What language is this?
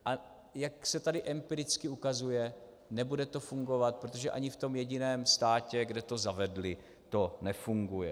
Czech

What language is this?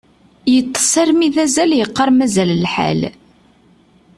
Kabyle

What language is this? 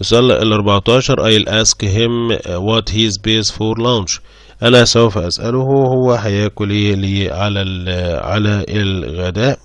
Arabic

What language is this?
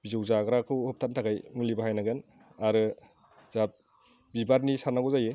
Bodo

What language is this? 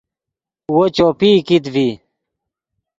Yidgha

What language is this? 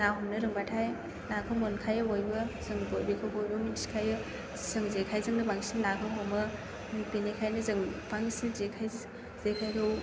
Bodo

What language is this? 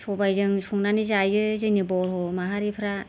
Bodo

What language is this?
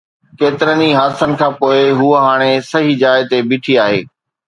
Sindhi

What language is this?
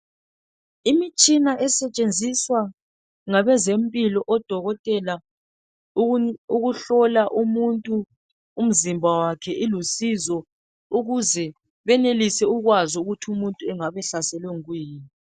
North Ndebele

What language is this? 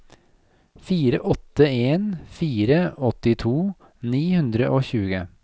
Norwegian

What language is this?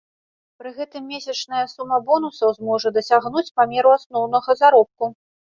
Belarusian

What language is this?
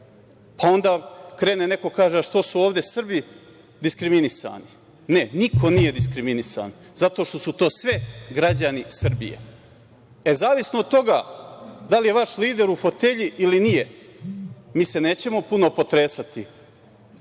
Serbian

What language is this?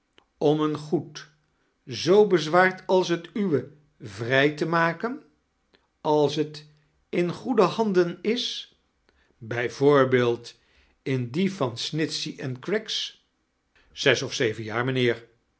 Dutch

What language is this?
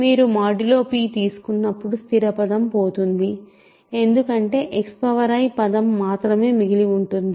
Telugu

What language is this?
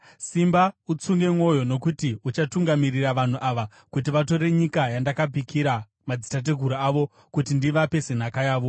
Shona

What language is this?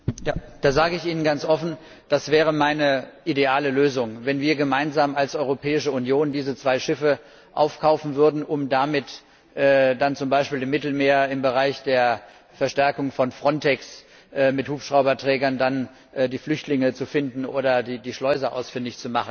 German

